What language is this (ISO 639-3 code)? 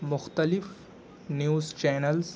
urd